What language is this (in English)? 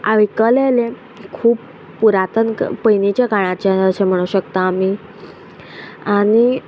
Konkani